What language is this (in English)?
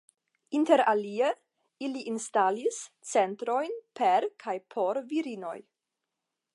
Esperanto